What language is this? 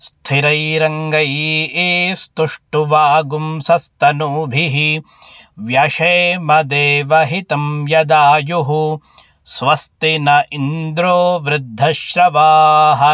Sanskrit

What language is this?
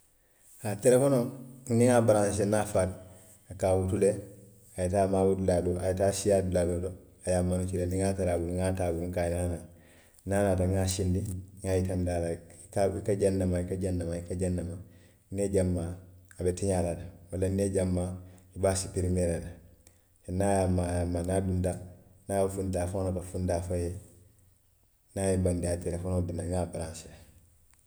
Western Maninkakan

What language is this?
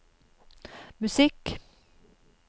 Norwegian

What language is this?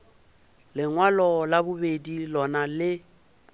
Northern Sotho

